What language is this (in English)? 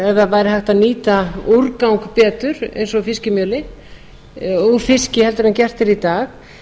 Icelandic